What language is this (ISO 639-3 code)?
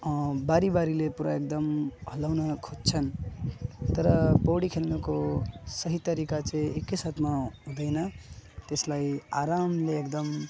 nep